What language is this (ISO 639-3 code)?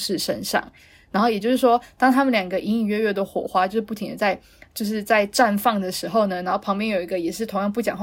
zho